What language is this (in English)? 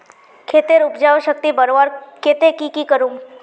Magahi